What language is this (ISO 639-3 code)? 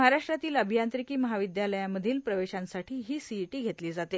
mar